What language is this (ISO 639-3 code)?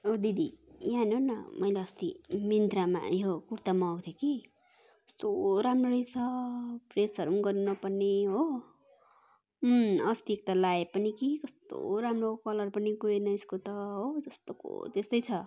nep